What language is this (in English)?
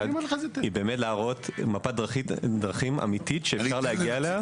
Hebrew